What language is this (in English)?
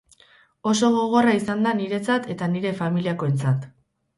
Basque